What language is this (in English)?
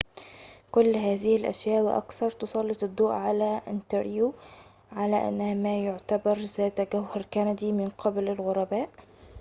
Arabic